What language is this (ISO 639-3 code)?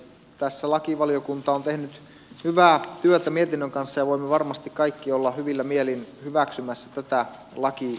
fin